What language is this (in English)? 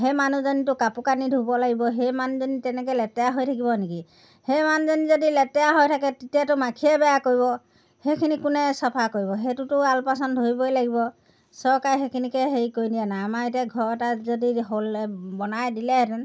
Assamese